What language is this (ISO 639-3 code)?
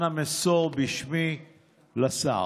heb